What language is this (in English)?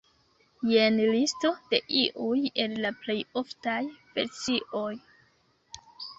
Esperanto